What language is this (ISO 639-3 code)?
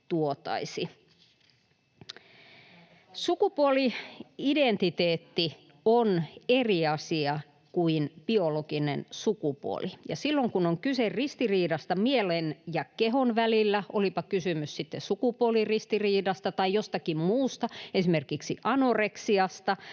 fin